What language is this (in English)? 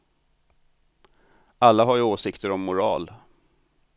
Swedish